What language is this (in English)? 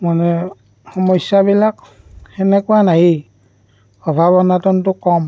Assamese